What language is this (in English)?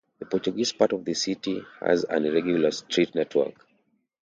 English